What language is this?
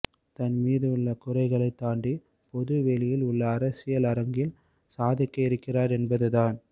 Tamil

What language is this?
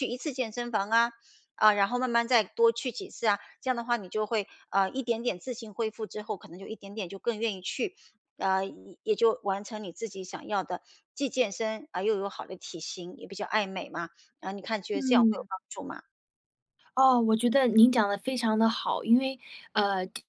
Chinese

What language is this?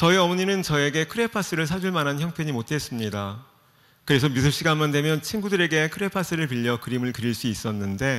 Korean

